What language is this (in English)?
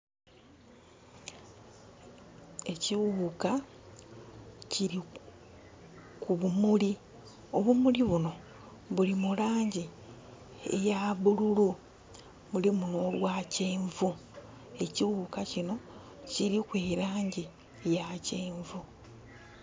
Soga